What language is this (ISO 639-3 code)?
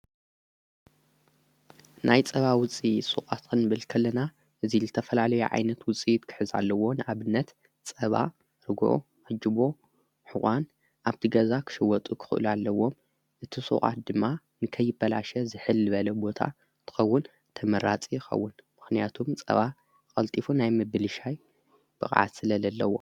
tir